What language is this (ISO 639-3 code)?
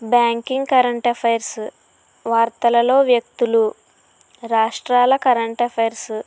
tel